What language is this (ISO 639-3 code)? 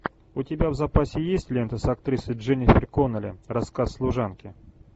rus